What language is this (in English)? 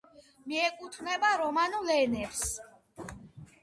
Georgian